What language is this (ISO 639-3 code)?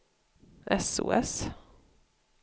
swe